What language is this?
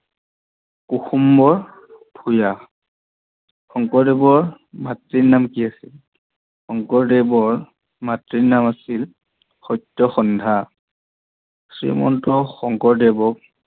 Assamese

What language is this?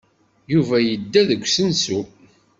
Kabyle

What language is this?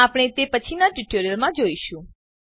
Gujarati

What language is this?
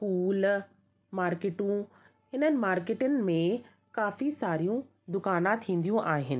Sindhi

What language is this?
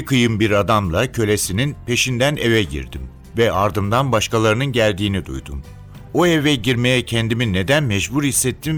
Turkish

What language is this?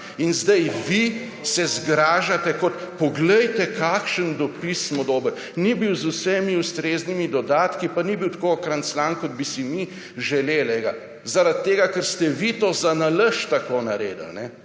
Slovenian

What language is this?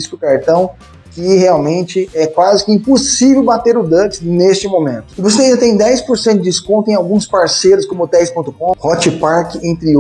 Portuguese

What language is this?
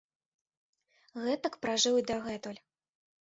Belarusian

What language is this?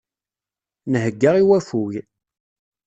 Kabyle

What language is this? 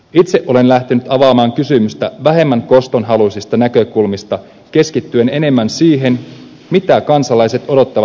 Finnish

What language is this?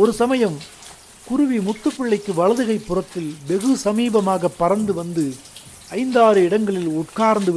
Tamil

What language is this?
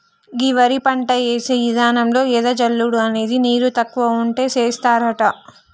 Telugu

